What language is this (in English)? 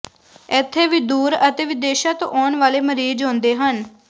Punjabi